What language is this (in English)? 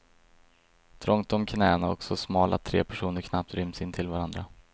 Swedish